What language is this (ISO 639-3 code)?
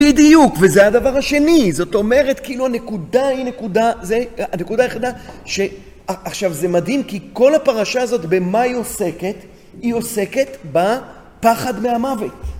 heb